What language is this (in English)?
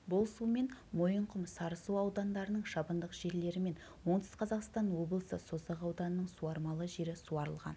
Kazakh